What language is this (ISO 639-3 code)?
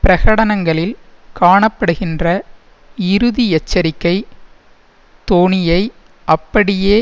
tam